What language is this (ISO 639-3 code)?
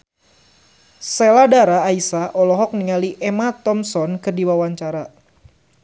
sun